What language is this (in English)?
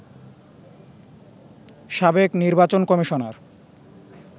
Bangla